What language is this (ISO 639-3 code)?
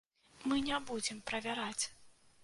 bel